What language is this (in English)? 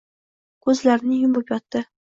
Uzbek